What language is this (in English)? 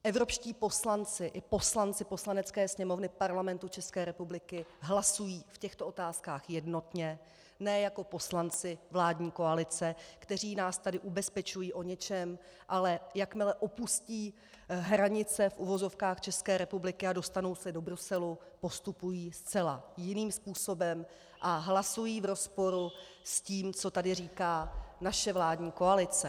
Czech